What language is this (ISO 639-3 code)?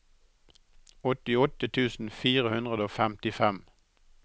nor